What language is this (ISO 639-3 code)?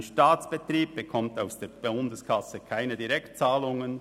gsw